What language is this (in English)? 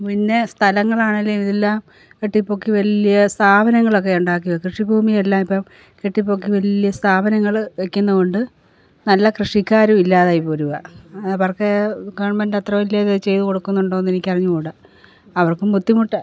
Malayalam